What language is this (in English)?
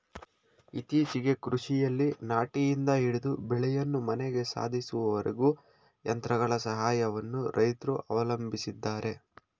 Kannada